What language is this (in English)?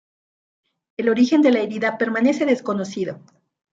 Spanish